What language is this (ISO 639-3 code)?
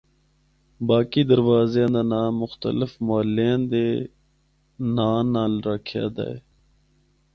hno